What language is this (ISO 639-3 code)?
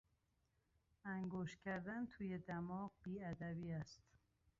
fas